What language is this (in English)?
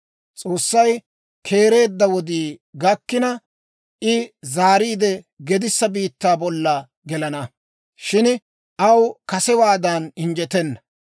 Dawro